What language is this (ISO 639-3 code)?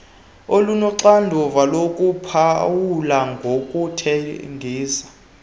xho